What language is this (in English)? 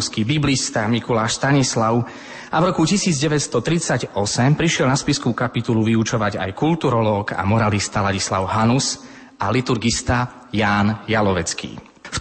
Slovak